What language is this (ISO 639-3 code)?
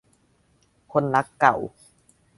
tha